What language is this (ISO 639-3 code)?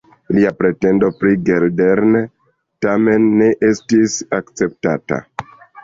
epo